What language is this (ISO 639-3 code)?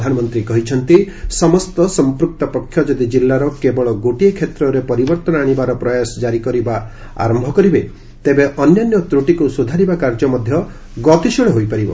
ori